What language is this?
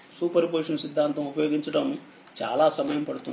Telugu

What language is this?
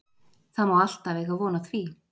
Icelandic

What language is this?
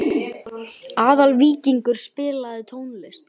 Icelandic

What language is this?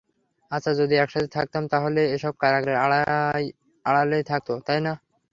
Bangla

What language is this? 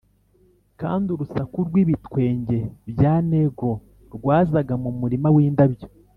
Kinyarwanda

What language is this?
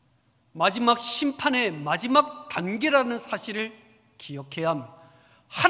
Korean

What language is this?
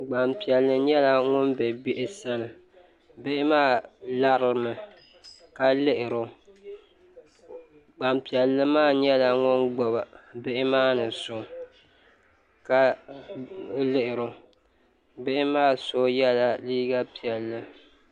Dagbani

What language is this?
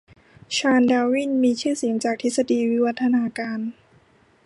Thai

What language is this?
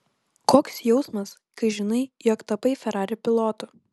Lithuanian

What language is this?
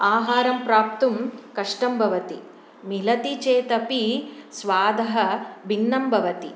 Sanskrit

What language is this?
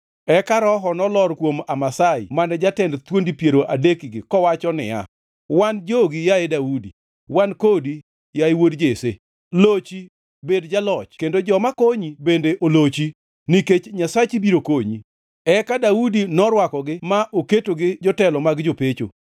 Luo (Kenya and Tanzania)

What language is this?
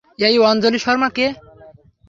Bangla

